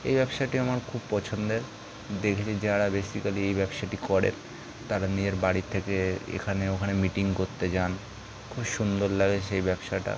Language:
Bangla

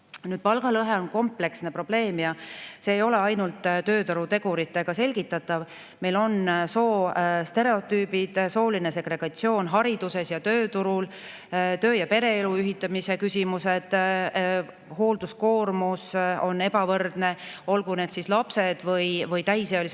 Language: Estonian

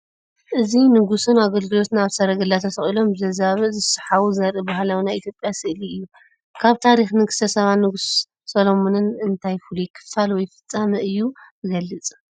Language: Tigrinya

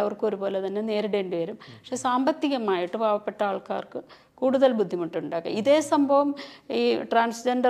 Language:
Malayalam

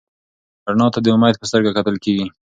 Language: Pashto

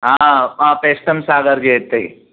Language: Sindhi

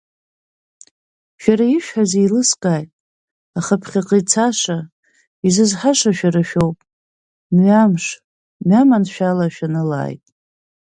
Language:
Abkhazian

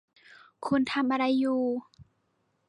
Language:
Thai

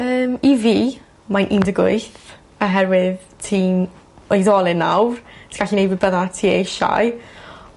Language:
Welsh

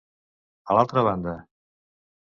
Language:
Catalan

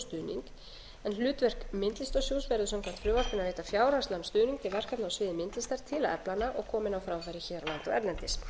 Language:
Icelandic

